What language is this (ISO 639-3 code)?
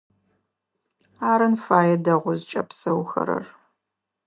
ady